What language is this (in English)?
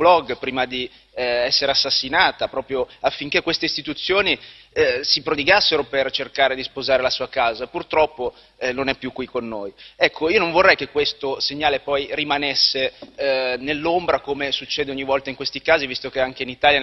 Italian